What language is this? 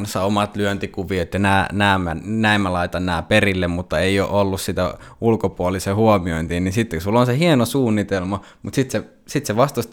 Finnish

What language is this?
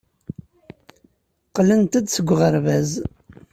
Kabyle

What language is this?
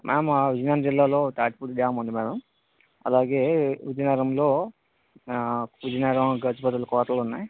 Telugu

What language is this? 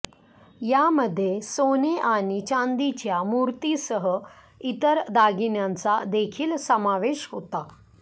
Marathi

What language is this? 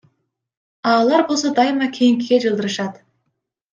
Kyrgyz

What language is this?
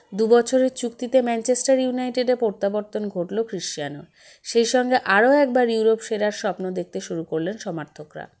Bangla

